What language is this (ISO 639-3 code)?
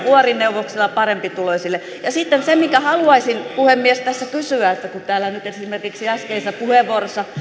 fin